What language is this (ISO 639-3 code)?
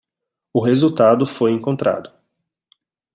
por